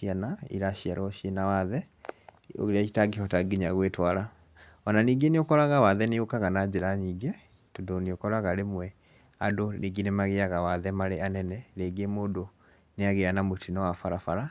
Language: Kikuyu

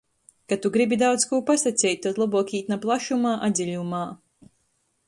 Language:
Latgalian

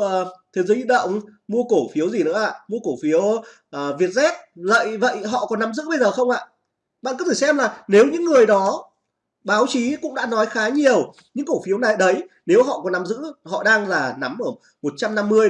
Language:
Vietnamese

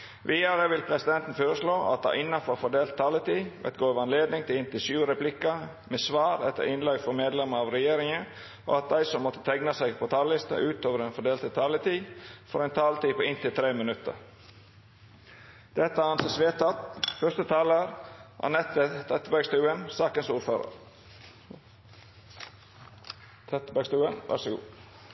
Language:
Norwegian Bokmål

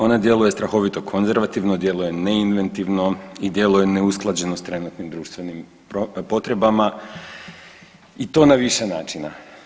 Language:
Croatian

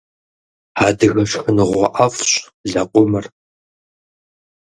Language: Kabardian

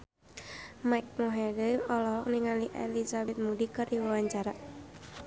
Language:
Sundanese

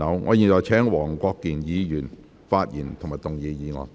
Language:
Cantonese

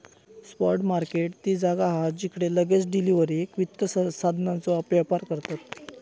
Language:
Marathi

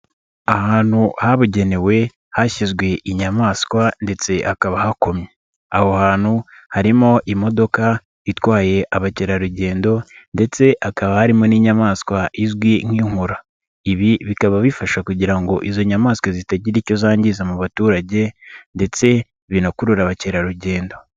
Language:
Kinyarwanda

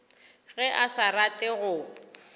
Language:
Northern Sotho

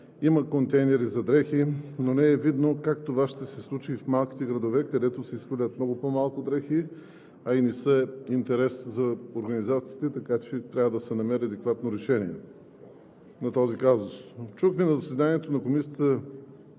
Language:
Bulgarian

